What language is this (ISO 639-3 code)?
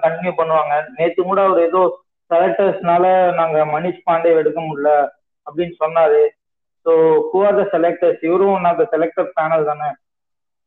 tam